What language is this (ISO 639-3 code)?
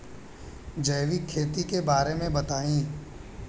bho